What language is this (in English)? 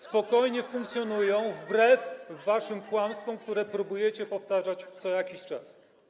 Polish